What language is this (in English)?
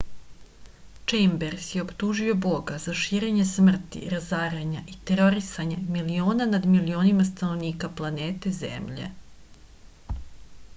Serbian